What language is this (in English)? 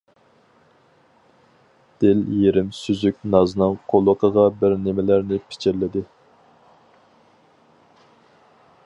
Uyghur